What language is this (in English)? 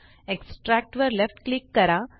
Marathi